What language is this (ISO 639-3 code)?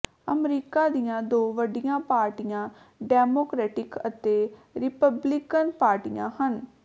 pan